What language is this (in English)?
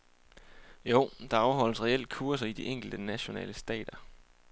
Danish